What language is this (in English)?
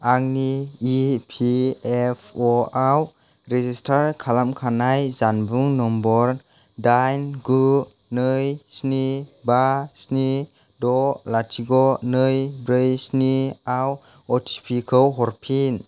Bodo